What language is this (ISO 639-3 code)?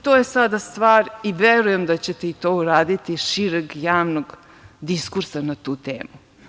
srp